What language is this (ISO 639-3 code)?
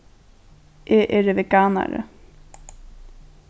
fao